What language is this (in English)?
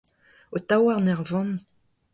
Breton